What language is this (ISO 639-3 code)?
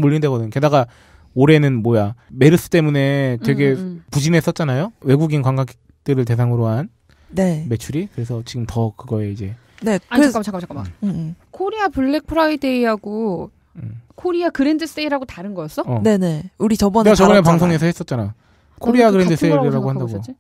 kor